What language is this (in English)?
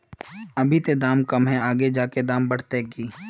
Magahi